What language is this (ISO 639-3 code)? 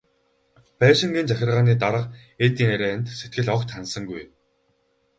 mon